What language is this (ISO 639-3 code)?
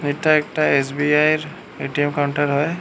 ben